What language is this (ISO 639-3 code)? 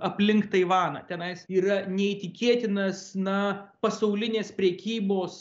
lit